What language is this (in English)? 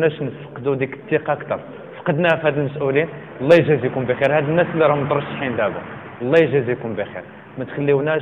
Arabic